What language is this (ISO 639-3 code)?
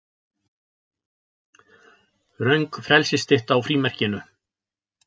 isl